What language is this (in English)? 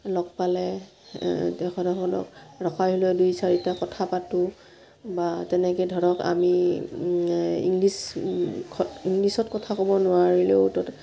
Assamese